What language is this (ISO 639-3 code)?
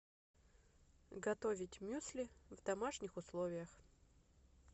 rus